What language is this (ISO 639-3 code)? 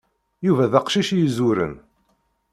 kab